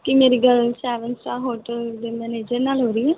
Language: Punjabi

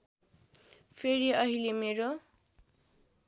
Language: Nepali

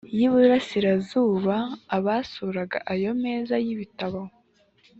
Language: Kinyarwanda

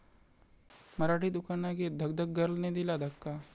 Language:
Marathi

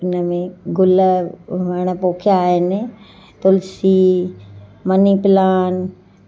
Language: Sindhi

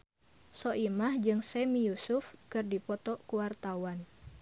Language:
Sundanese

